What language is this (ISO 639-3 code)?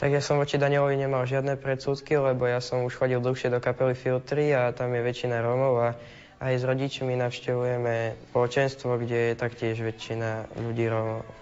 slk